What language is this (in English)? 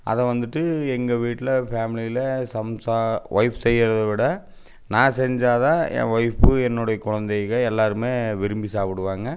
Tamil